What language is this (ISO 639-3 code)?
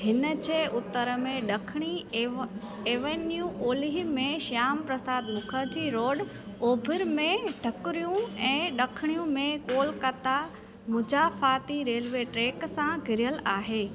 snd